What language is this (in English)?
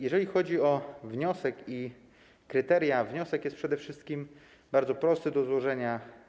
Polish